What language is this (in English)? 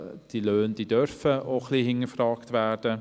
Swiss German